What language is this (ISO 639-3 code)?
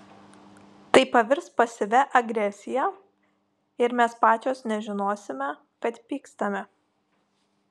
lit